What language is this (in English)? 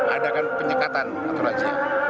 Indonesian